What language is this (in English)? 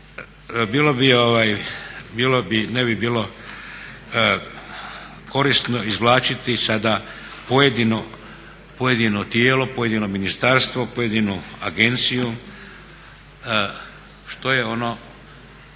Croatian